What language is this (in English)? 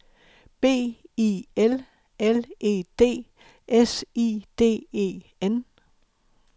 Danish